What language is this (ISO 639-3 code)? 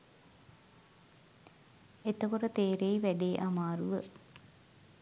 sin